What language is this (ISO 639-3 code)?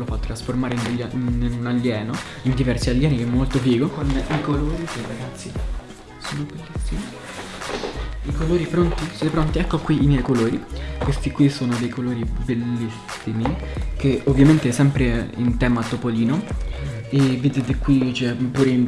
ita